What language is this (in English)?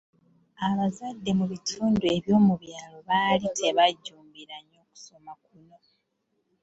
Ganda